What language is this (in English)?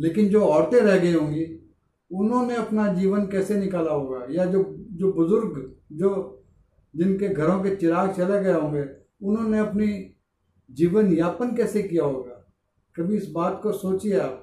Hindi